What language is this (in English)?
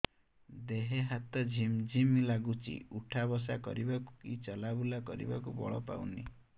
Odia